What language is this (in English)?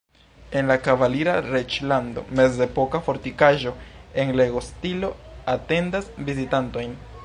Esperanto